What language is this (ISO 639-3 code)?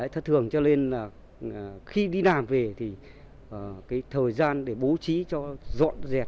vie